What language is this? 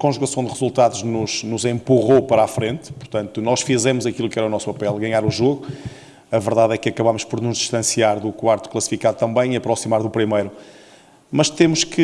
Portuguese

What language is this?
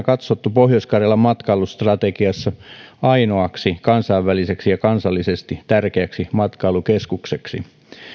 Finnish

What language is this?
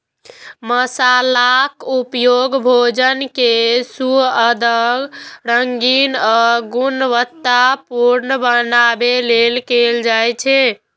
Maithili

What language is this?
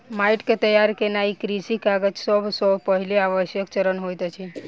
Maithili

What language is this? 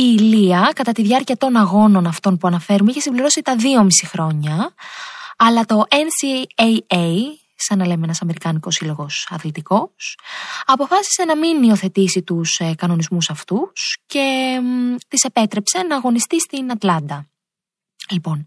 Greek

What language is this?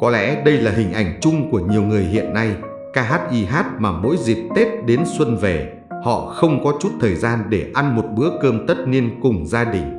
Vietnamese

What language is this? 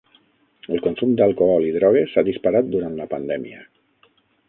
Catalan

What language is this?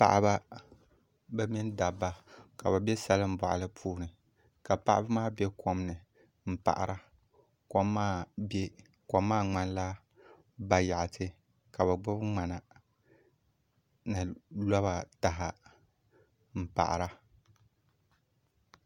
Dagbani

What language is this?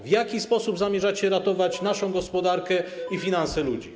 Polish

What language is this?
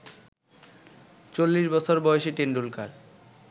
Bangla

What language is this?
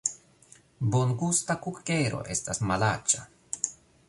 Esperanto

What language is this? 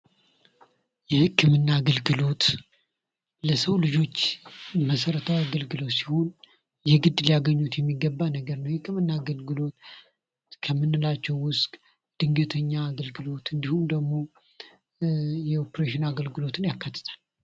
Amharic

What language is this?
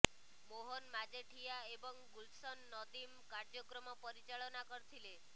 Odia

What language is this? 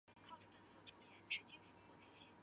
Chinese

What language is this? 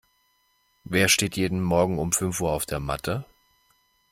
German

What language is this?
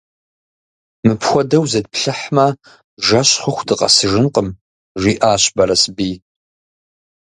Kabardian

